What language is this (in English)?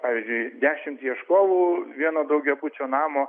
Lithuanian